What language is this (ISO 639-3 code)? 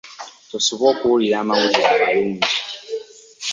lug